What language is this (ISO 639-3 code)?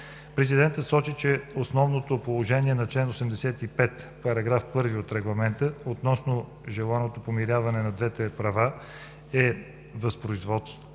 bul